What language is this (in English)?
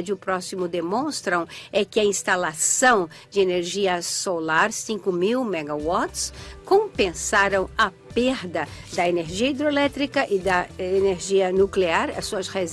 Portuguese